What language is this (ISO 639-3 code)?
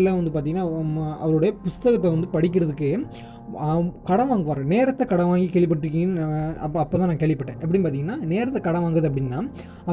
tam